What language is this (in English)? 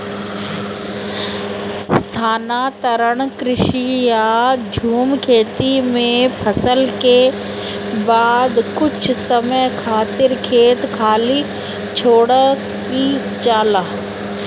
Bhojpuri